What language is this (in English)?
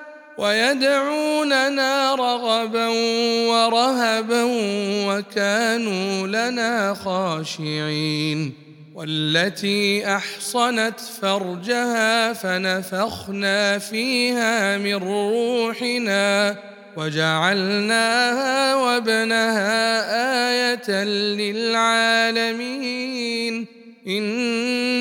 Arabic